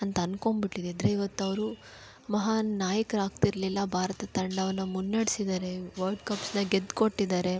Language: Kannada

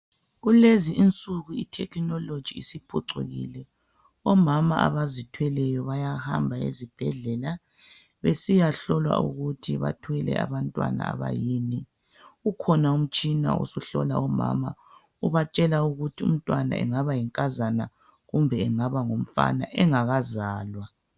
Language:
North Ndebele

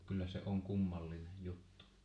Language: Finnish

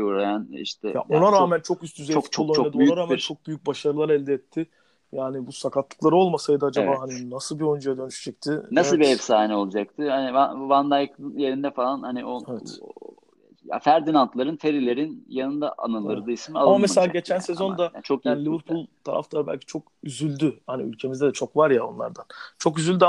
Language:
Turkish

